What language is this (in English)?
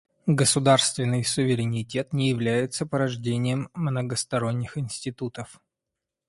Russian